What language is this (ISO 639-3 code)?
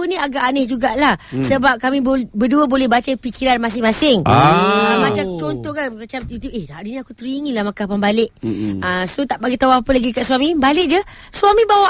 msa